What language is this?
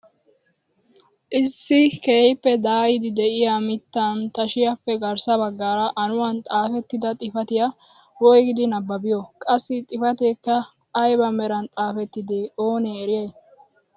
Wolaytta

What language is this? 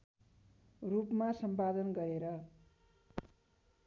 Nepali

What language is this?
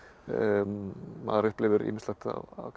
Icelandic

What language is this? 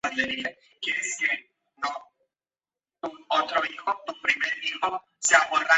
Spanish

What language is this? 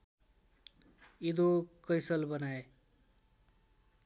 Nepali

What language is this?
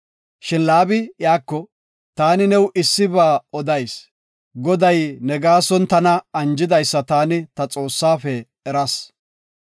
Gofa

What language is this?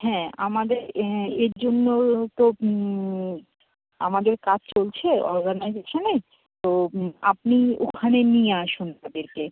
Bangla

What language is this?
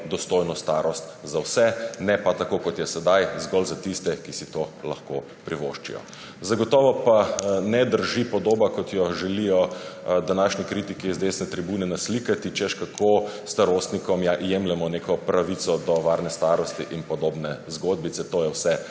Slovenian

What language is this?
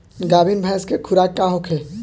Bhojpuri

